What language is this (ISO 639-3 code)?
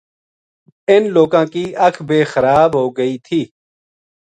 gju